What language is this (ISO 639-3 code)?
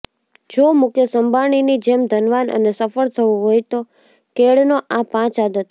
guj